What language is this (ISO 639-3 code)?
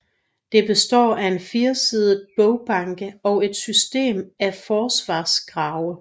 dan